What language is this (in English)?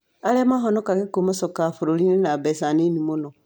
Kikuyu